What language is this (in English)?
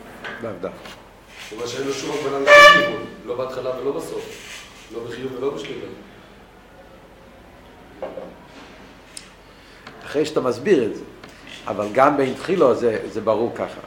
Hebrew